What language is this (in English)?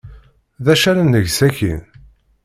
Kabyle